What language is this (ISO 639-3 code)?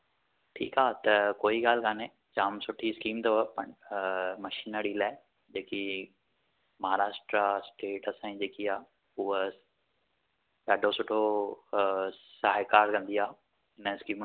snd